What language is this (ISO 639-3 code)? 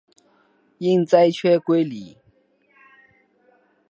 zho